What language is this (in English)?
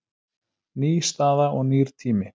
Icelandic